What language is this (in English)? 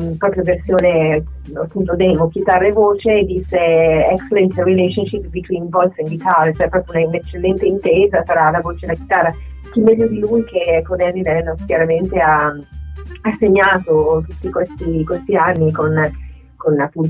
Italian